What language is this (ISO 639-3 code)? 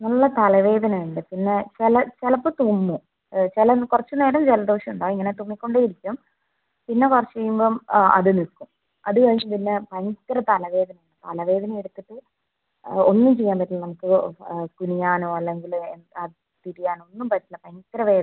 mal